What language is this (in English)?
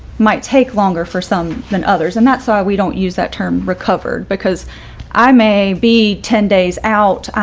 English